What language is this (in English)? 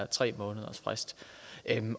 Danish